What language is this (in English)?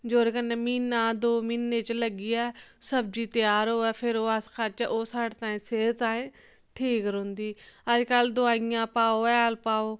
Dogri